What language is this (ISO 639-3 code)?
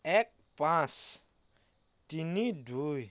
asm